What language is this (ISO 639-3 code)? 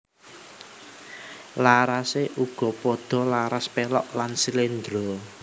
jav